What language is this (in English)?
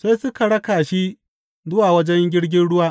Hausa